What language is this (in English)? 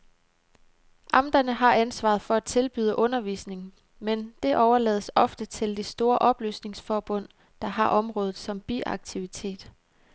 Danish